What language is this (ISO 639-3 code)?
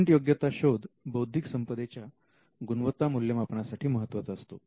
mar